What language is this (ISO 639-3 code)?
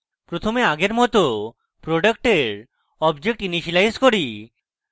ben